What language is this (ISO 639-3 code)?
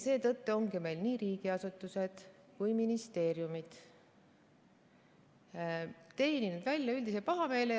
est